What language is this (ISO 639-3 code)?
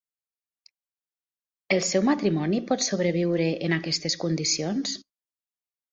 cat